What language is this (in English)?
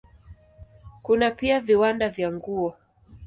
Swahili